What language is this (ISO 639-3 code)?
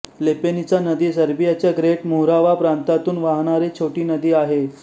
mar